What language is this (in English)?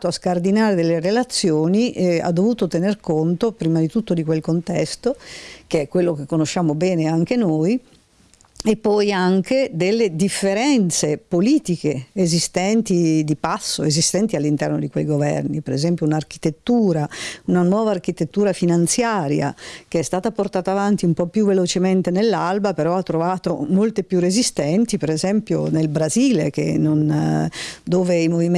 Italian